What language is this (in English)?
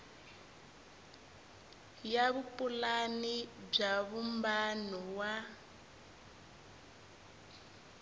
Tsonga